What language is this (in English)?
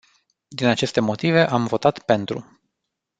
Romanian